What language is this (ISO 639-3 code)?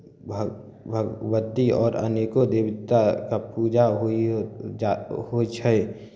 mai